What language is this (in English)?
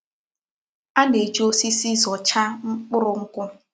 Igbo